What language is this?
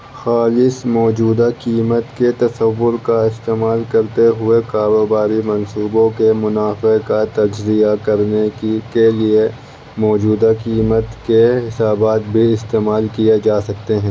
Urdu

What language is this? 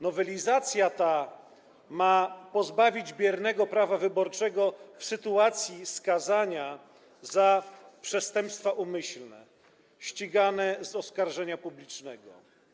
Polish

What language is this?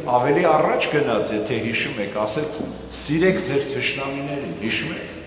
German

